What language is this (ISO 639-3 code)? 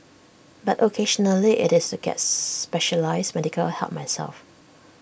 eng